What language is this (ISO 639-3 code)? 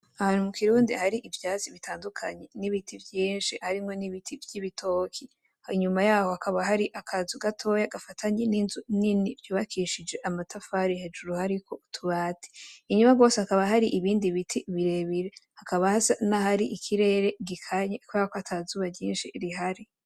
run